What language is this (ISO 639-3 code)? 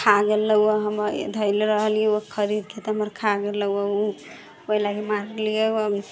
mai